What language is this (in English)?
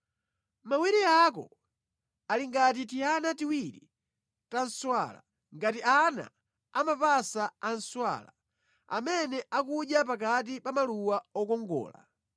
Nyanja